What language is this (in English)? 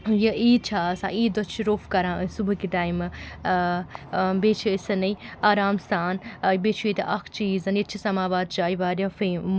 Kashmiri